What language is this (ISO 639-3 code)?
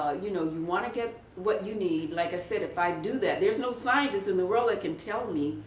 eng